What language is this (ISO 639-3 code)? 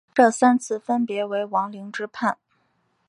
zho